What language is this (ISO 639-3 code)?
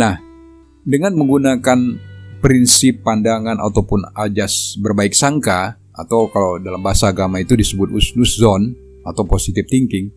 ind